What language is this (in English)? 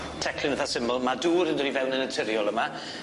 Welsh